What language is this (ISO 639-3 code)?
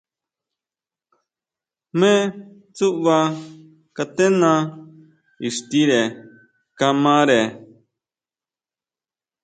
mau